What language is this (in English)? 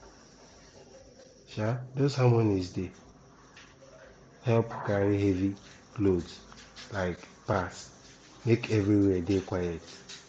Nigerian Pidgin